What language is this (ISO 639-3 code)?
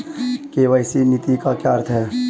hin